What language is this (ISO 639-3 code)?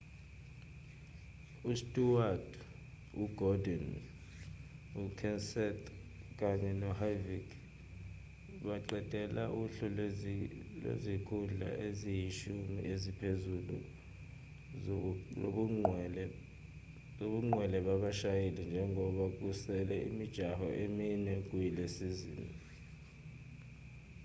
zul